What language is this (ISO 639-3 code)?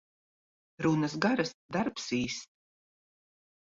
lav